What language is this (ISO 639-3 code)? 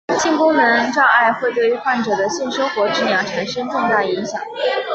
zho